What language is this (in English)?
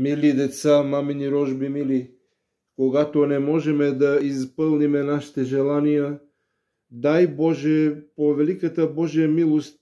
Bulgarian